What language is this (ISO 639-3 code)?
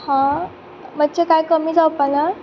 kok